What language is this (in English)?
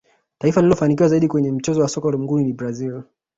Swahili